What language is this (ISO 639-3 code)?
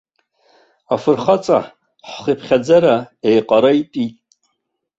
abk